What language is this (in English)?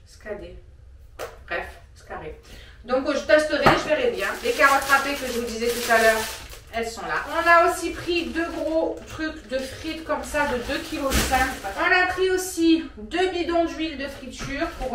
French